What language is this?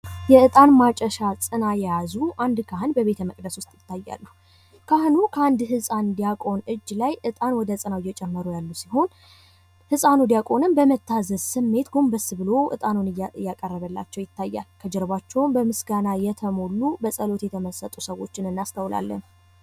Amharic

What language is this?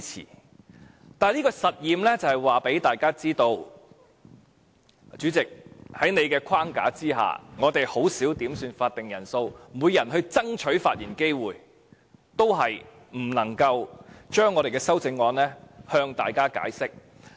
Cantonese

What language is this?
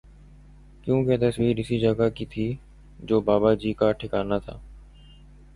Urdu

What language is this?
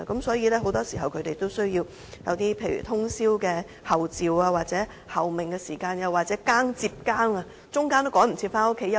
Cantonese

